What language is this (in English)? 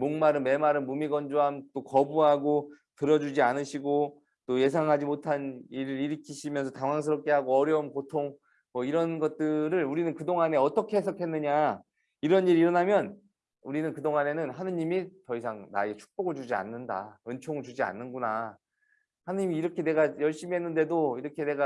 Korean